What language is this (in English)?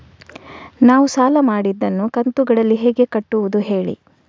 Kannada